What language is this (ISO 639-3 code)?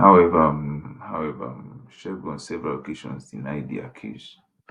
pcm